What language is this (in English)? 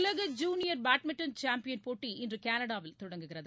Tamil